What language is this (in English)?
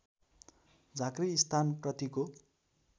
Nepali